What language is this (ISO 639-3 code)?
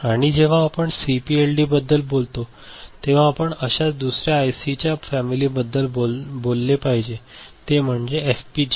mar